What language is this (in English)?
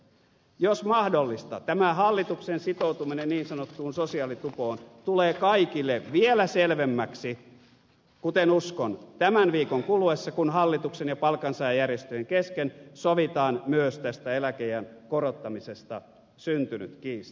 Finnish